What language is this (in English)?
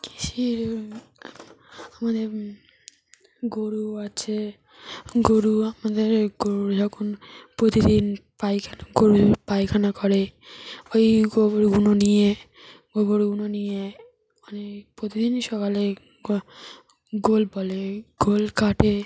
Bangla